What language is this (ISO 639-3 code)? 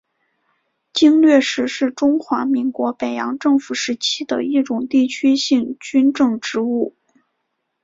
zho